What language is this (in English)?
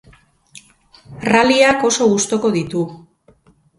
Basque